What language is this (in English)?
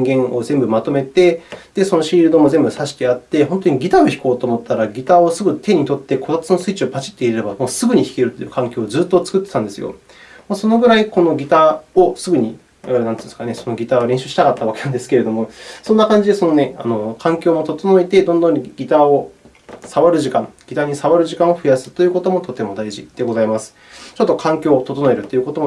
Japanese